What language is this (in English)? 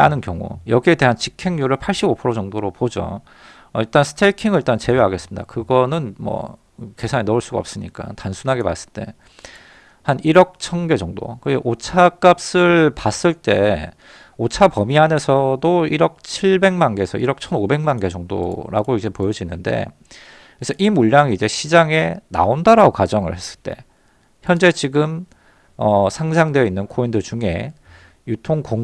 Korean